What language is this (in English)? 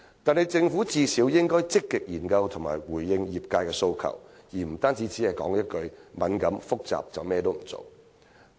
Cantonese